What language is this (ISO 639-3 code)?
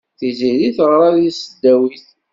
kab